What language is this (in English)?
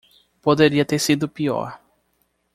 Portuguese